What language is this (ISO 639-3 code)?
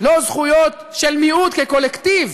heb